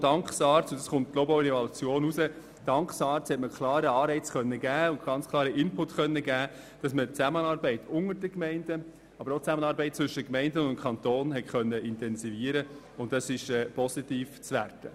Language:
Swiss German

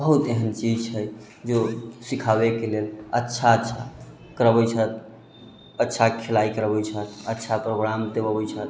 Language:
Maithili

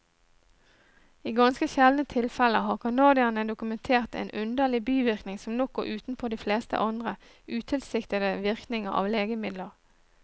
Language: Norwegian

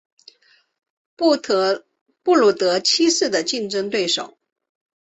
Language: Chinese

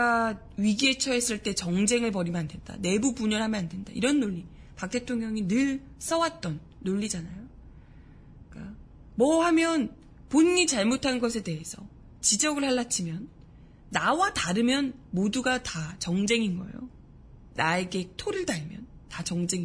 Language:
Korean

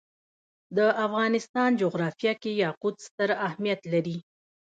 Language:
Pashto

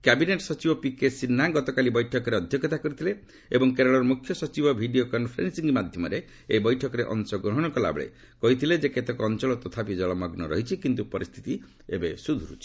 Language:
Odia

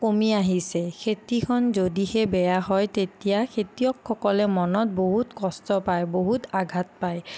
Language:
Assamese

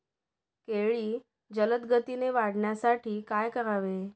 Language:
Marathi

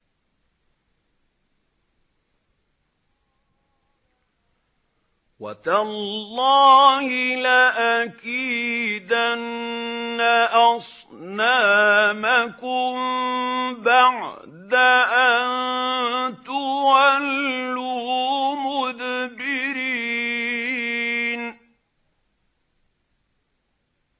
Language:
Arabic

